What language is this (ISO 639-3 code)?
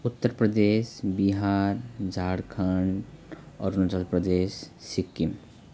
nep